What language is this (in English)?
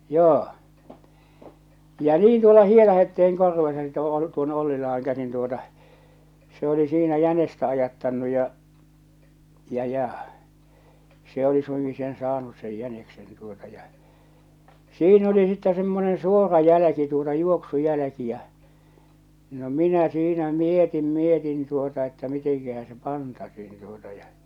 Finnish